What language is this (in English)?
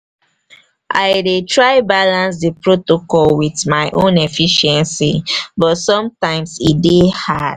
Nigerian Pidgin